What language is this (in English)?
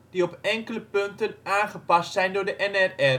Dutch